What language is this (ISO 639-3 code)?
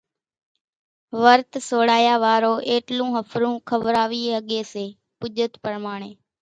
gjk